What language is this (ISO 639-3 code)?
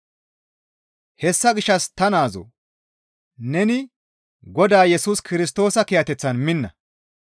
gmv